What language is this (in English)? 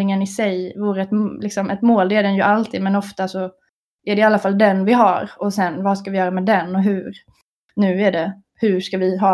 Swedish